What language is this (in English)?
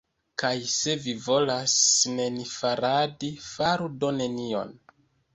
Esperanto